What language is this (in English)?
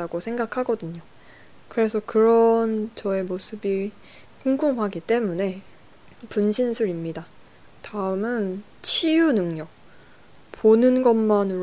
Korean